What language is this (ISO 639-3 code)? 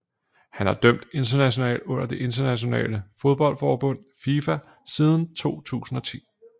dan